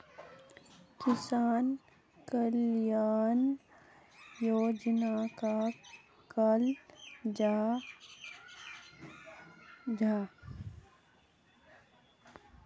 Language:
Magahi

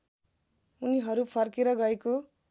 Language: Nepali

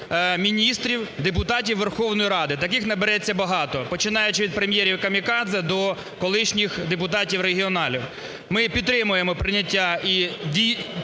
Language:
Ukrainian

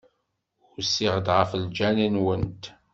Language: Kabyle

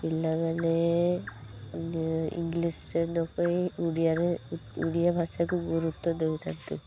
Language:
Odia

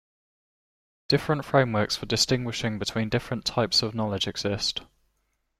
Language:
English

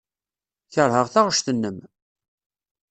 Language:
Kabyle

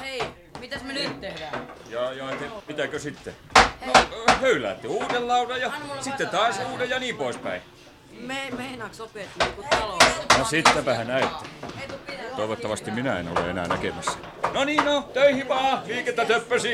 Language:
Finnish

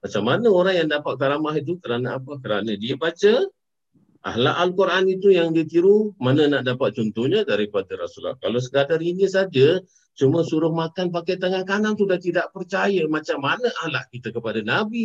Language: Malay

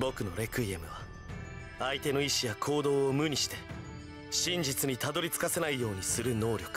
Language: Japanese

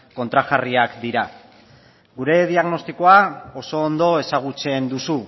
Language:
Basque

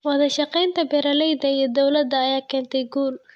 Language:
Somali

